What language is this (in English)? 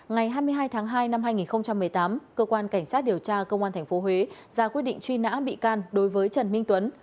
Vietnamese